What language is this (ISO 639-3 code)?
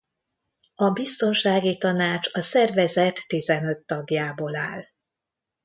hun